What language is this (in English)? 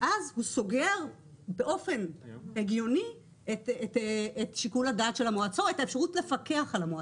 Hebrew